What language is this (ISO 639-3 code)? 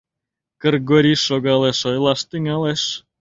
chm